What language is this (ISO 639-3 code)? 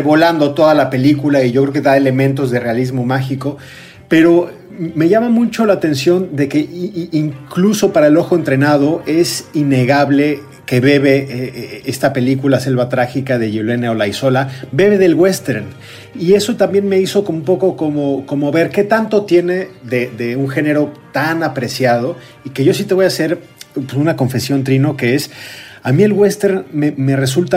spa